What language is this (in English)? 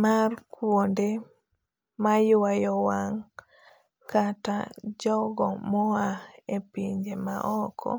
Luo (Kenya and Tanzania)